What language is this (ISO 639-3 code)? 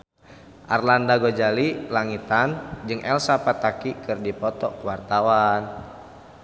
sun